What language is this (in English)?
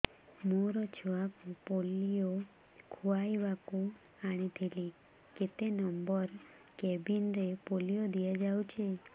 Odia